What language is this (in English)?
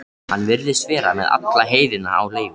Icelandic